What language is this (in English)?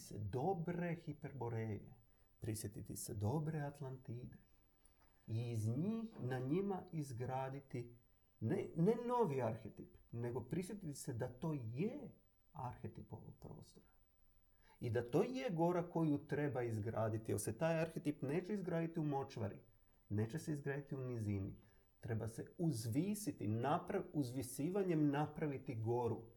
Croatian